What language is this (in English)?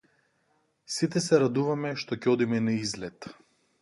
Macedonian